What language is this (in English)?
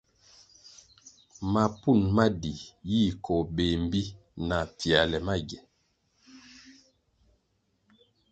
Kwasio